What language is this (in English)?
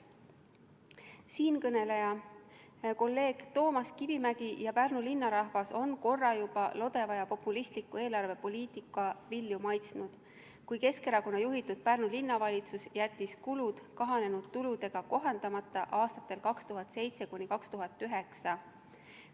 Estonian